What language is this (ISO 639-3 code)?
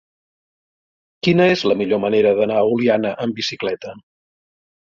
cat